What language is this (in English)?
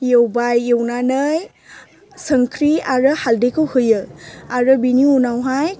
Bodo